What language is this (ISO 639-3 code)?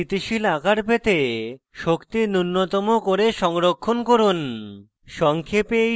ben